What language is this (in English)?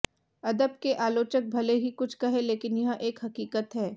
Hindi